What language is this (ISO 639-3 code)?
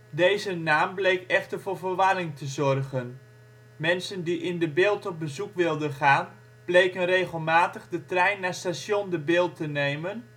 nld